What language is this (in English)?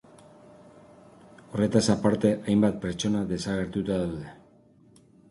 Basque